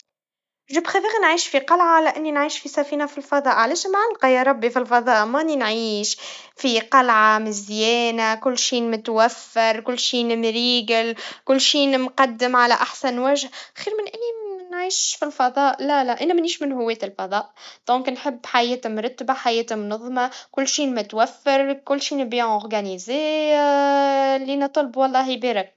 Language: Tunisian Arabic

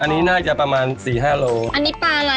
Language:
Thai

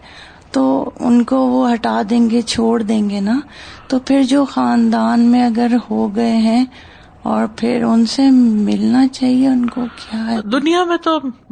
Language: Urdu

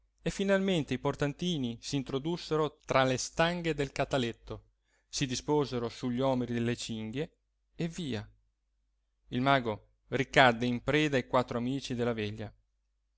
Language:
Italian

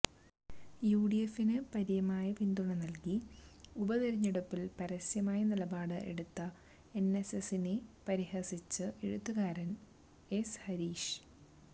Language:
Malayalam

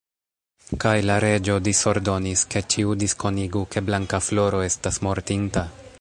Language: Esperanto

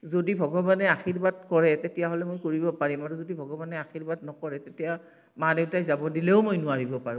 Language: Assamese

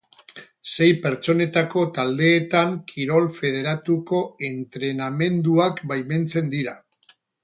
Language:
Basque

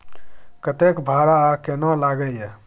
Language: Maithili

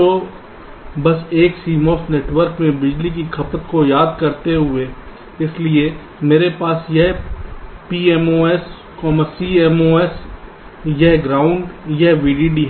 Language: Hindi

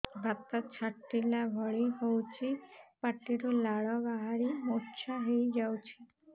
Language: Odia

